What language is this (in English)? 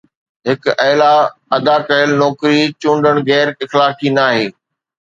Sindhi